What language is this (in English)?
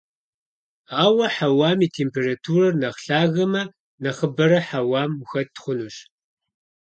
Kabardian